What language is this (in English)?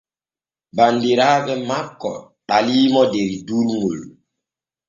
Borgu Fulfulde